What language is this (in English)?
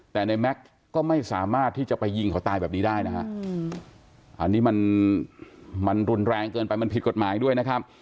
Thai